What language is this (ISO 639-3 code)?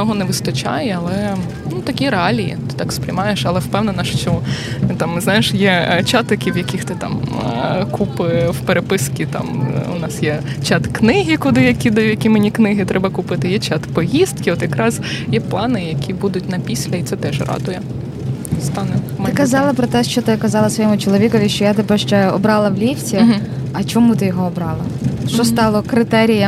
ukr